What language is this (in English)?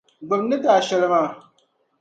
Dagbani